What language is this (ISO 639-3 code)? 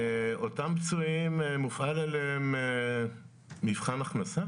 heb